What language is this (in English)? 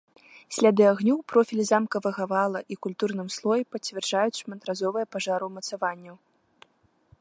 Belarusian